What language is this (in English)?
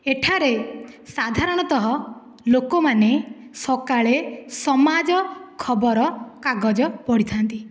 Odia